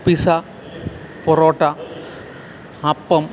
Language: Malayalam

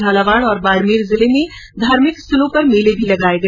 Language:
Hindi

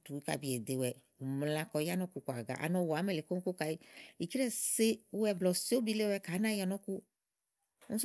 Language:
Igo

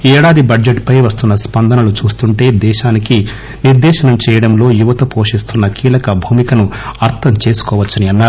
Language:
Telugu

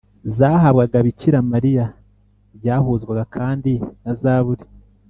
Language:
Kinyarwanda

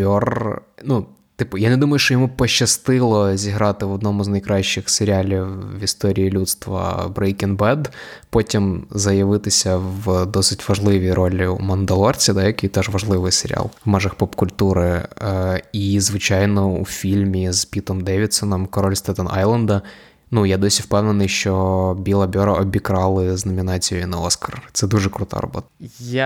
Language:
Ukrainian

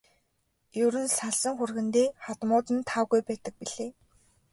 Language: Mongolian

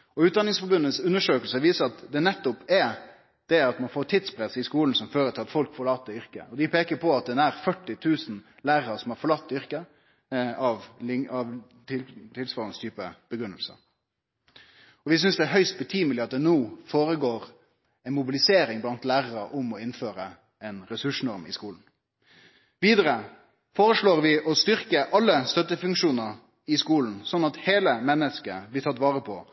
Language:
Norwegian Nynorsk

